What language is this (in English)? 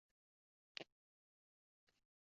Uzbek